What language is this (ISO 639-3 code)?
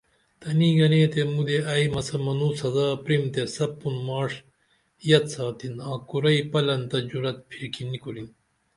dml